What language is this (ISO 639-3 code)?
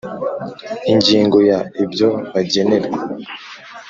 kin